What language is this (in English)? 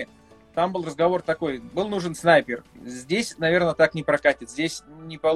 Russian